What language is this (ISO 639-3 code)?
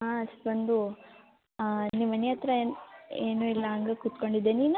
kan